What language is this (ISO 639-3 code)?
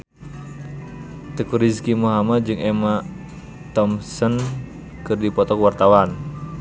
sun